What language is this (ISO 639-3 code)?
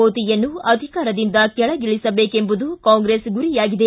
kan